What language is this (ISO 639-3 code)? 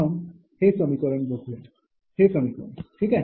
mar